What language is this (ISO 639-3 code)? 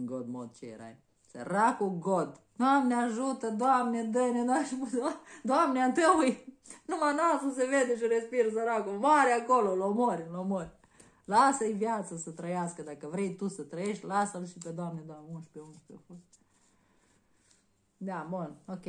ron